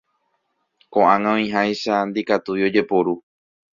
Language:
Guarani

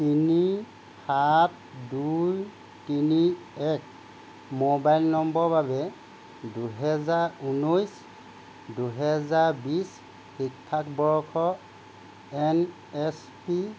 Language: Assamese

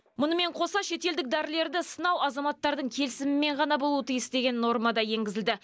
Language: Kazakh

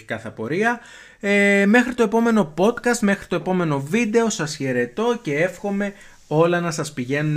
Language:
Greek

